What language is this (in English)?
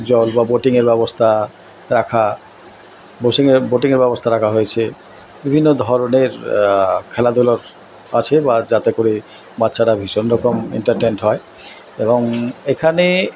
Bangla